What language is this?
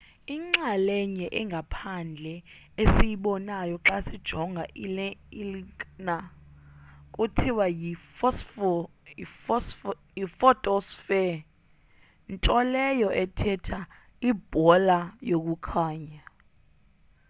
Xhosa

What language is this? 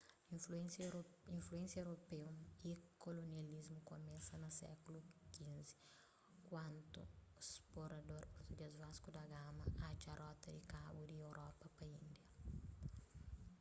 Kabuverdianu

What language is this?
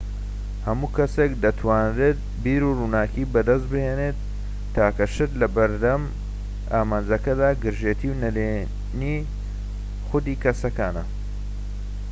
Central Kurdish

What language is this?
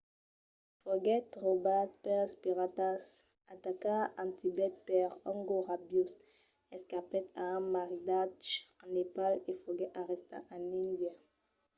Occitan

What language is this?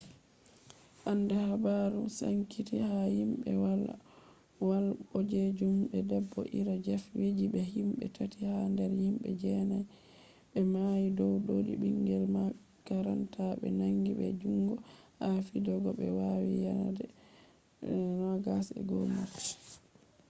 Fula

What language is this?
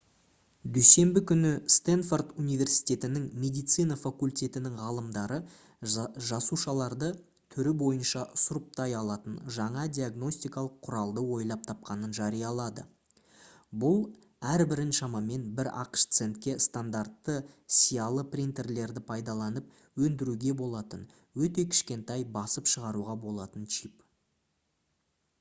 Kazakh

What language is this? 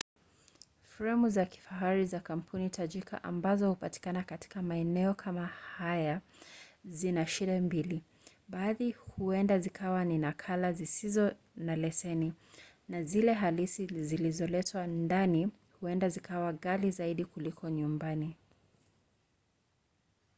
Swahili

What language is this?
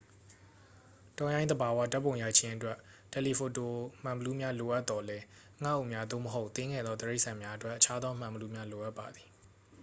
Burmese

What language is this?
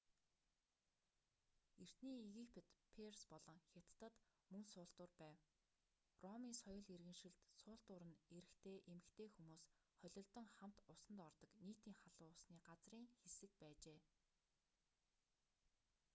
Mongolian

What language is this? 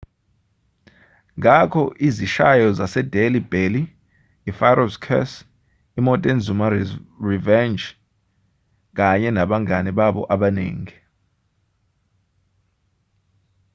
Zulu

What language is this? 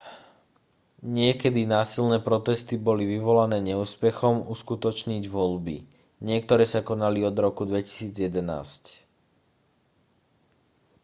Slovak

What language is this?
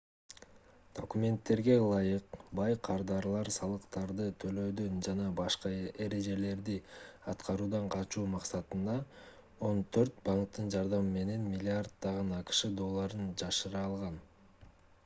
Kyrgyz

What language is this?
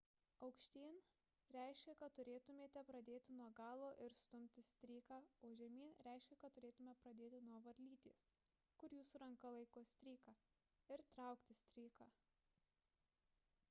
Lithuanian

